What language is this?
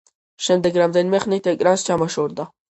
Georgian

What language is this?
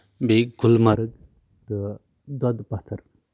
Kashmiri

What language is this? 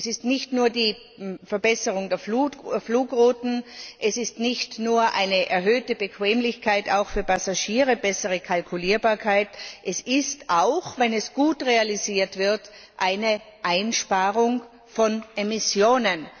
German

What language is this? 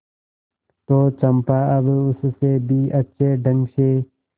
Hindi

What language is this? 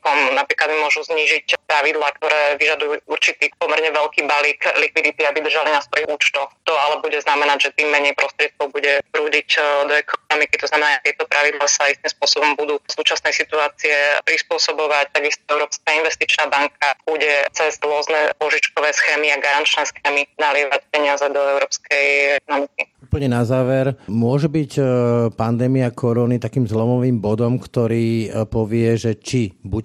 Slovak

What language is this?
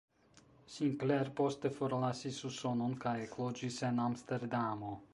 Esperanto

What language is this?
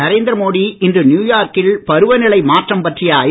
Tamil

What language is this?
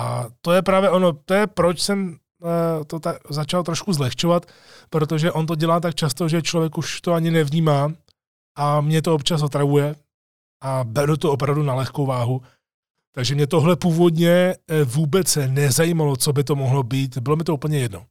Czech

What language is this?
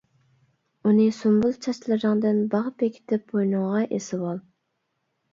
Uyghur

